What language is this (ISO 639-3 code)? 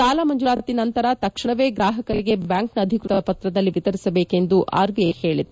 kan